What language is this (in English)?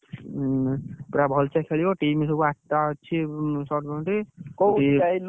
Odia